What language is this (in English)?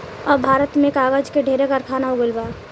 Bhojpuri